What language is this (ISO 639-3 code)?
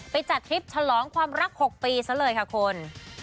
tha